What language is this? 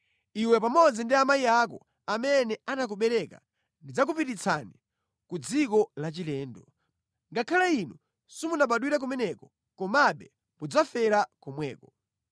Nyanja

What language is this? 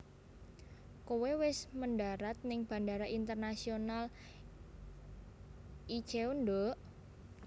Javanese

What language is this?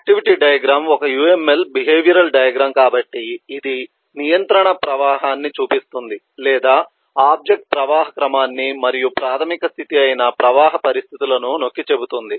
Telugu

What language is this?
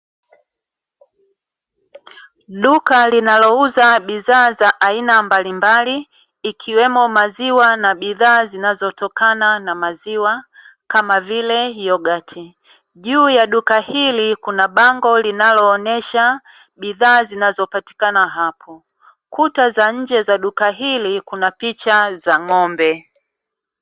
Swahili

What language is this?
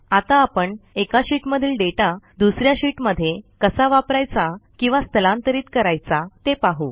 Marathi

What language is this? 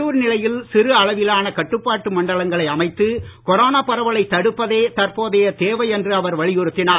Tamil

